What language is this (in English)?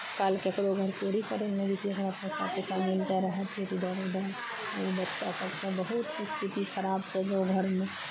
Maithili